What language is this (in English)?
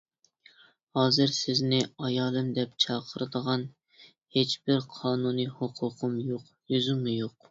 Uyghur